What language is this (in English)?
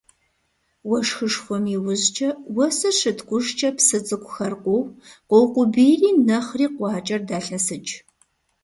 Kabardian